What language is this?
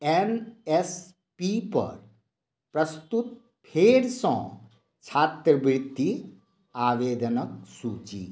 Maithili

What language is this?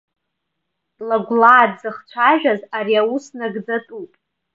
Abkhazian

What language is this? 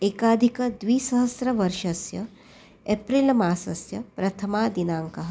Sanskrit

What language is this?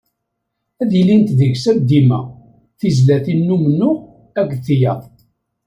Kabyle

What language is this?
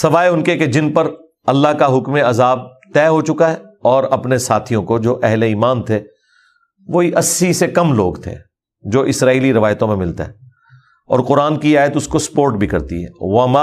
Urdu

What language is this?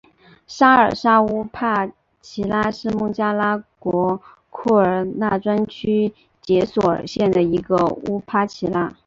Chinese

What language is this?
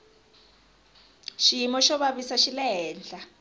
Tsonga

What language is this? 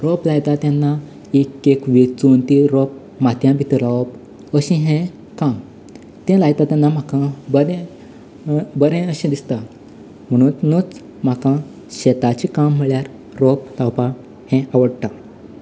Konkani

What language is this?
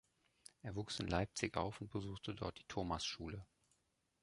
German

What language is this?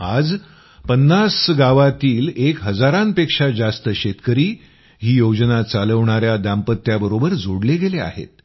Marathi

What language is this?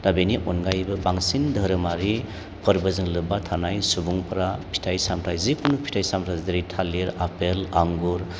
Bodo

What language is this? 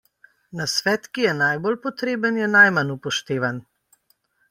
Slovenian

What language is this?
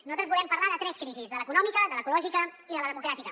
Catalan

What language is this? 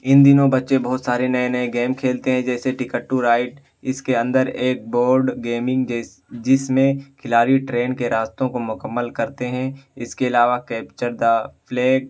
Urdu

